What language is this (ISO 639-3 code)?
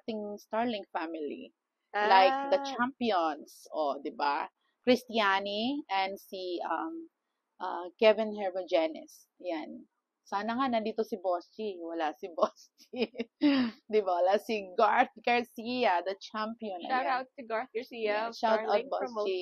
fil